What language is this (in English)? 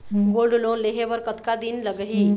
Chhattisgarhi